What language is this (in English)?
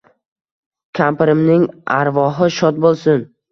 Uzbek